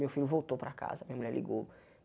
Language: Portuguese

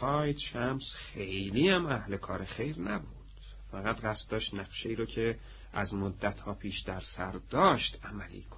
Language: Persian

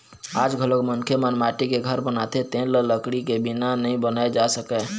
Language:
Chhattisgarhi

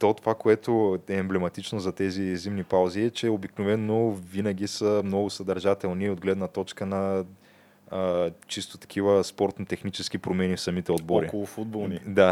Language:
Bulgarian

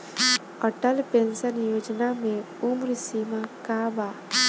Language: Bhojpuri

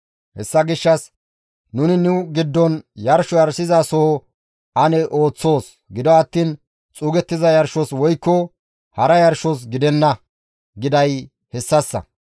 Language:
Gamo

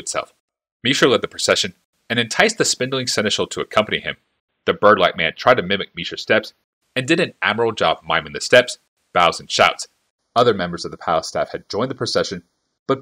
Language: English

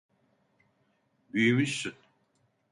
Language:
Turkish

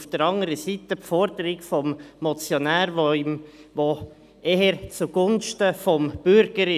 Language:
Swiss German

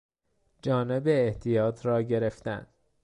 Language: Persian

